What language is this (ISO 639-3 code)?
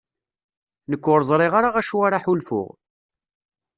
kab